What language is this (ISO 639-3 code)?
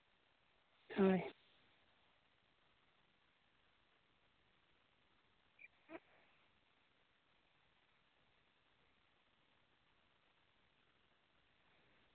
sat